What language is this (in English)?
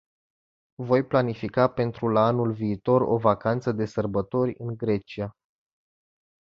Romanian